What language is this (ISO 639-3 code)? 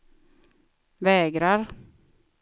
swe